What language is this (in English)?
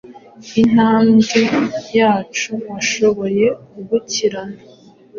Kinyarwanda